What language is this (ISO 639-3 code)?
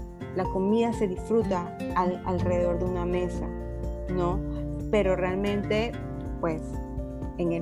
spa